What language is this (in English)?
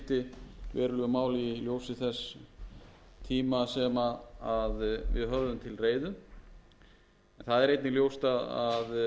Icelandic